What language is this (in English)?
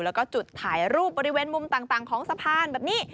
Thai